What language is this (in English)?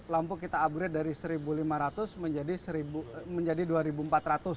Indonesian